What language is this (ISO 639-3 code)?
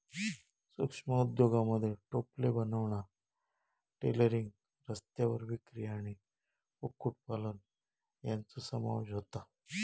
mar